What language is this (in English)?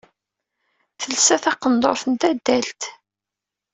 Kabyle